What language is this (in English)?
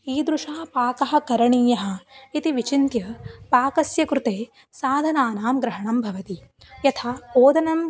Sanskrit